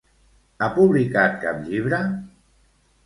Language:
Catalan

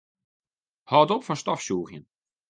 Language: Western Frisian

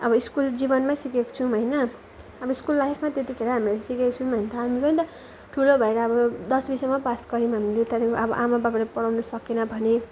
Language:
Nepali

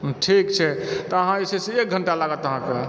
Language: Maithili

